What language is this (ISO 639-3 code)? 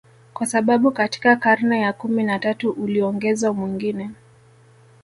swa